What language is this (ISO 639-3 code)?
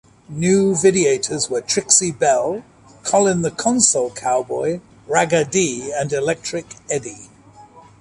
eng